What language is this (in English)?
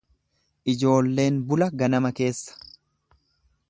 Oromo